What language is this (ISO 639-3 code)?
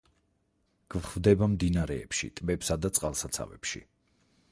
kat